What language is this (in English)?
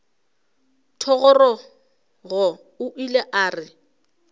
Northern Sotho